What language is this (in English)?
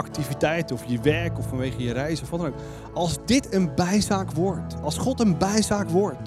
Dutch